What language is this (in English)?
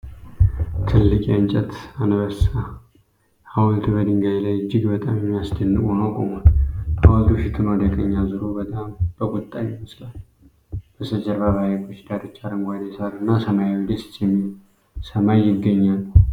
Amharic